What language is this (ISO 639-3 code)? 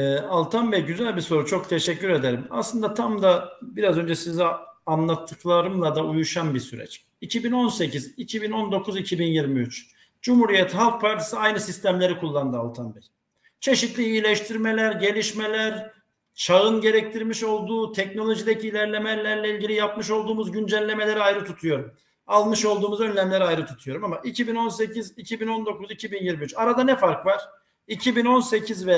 tur